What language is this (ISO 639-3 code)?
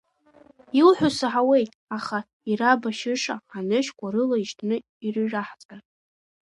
abk